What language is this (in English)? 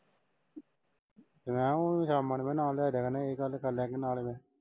Punjabi